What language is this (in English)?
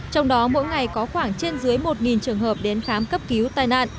Vietnamese